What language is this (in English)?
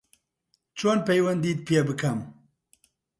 Central Kurdish